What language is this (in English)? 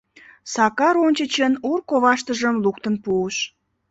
Mari